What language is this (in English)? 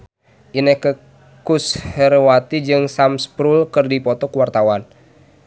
Sundanese